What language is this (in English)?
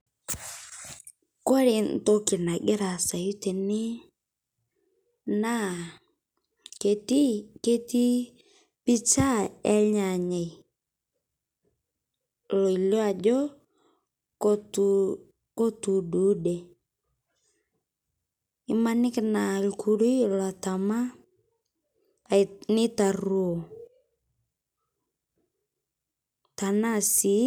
Masai